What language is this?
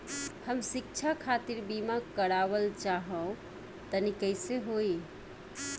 Bhojpuri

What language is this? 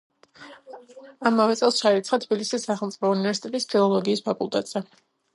Georgian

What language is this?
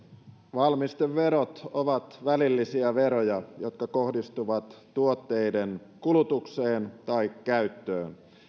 Finnish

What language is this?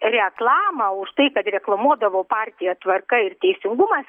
Lithuanian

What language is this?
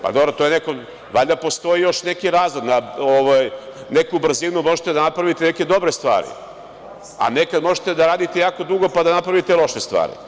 Serbian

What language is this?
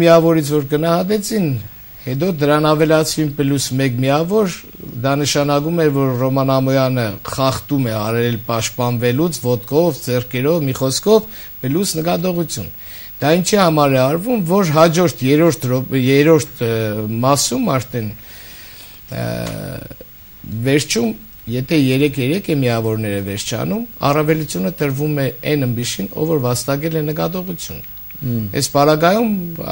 Romanian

